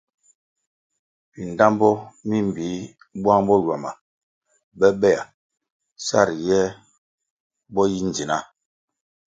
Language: Kwasio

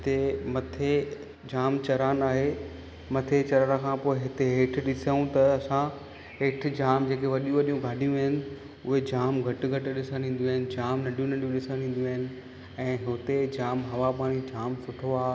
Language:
Sindhi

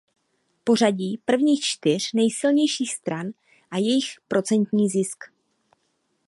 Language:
Czech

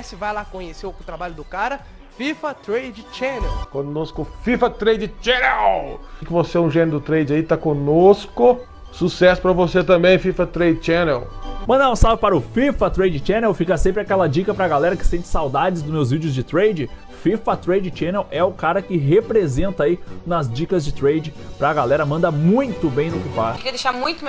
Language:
Portuguese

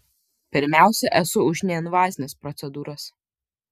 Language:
Lithuanian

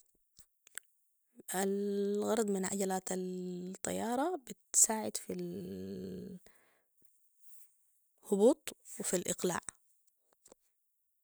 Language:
Sudanese Arabic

